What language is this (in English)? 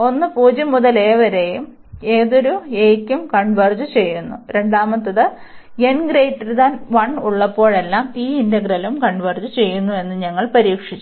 Malayalam